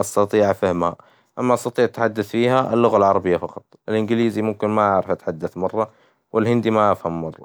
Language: Hijazi Arabic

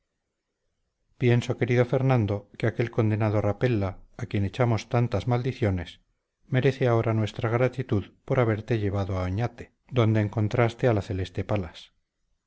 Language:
Spanish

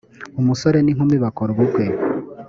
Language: Kinyarwanda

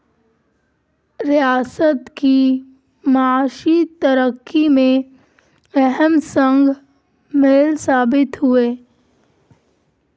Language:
Urdu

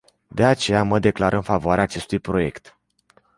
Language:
Romanian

